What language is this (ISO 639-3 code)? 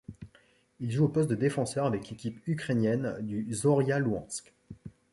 fra